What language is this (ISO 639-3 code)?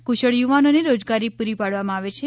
guj